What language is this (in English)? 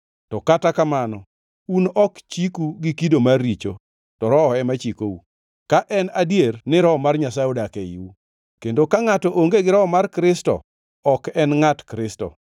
Luo (Kenya and Tanzania)